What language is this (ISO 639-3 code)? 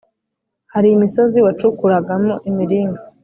kin